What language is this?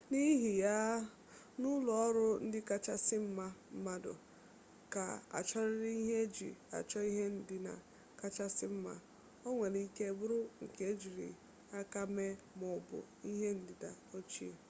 Igbo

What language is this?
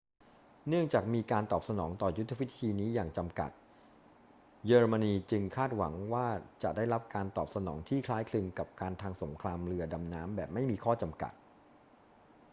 Thai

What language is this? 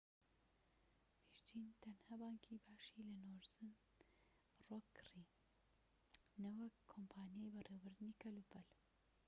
Central Kurdish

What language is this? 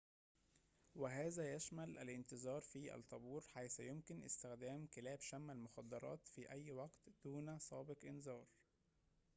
Arabic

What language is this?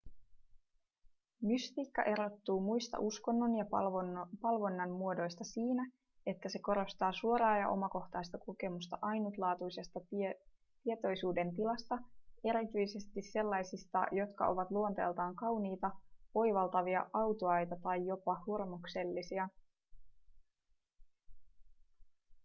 Finnish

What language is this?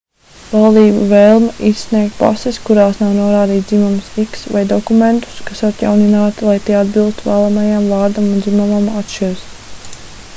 Latvian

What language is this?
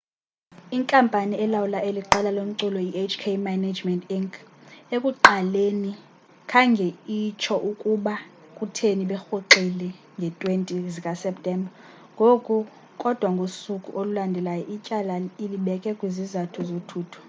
Xhosa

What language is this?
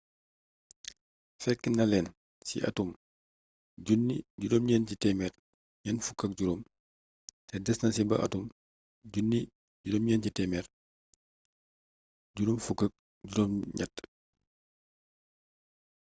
Wolof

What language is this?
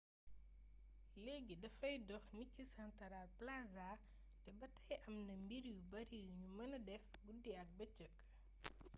Wolof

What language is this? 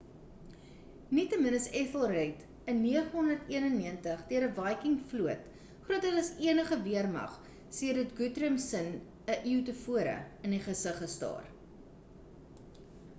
Afrikaans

